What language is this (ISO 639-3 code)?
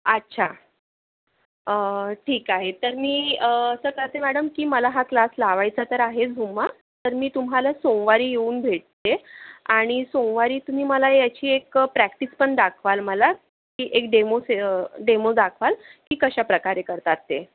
mar